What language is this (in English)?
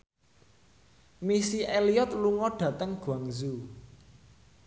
Javanese